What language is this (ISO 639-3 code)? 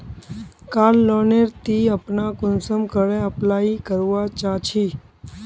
mag